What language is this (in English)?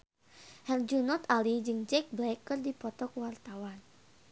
Sundanese